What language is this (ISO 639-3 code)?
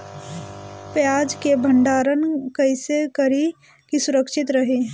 bho